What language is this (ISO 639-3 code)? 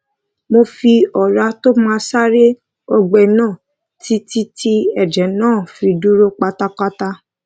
yor